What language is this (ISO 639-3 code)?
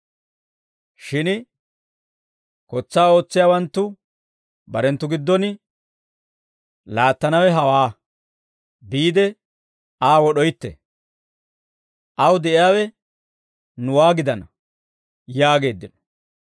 dwr